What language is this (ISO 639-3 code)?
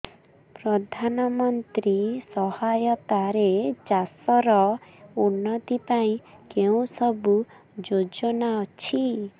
ori